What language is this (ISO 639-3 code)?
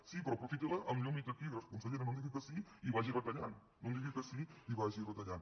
cat